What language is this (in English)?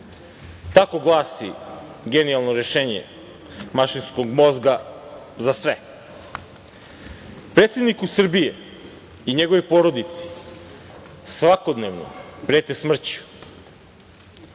Serbian